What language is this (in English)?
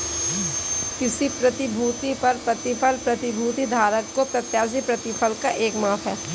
Hindi